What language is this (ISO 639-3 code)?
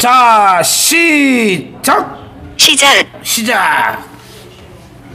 kor